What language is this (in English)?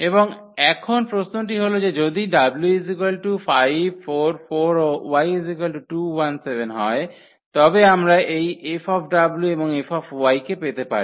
Bangla